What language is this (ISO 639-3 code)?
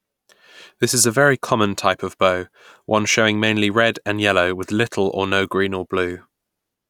eng